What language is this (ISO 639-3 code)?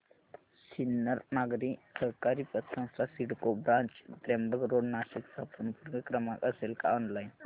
mar